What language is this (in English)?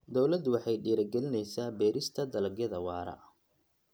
Somali